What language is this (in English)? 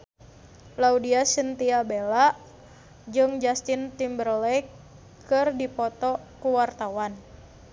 Sundanese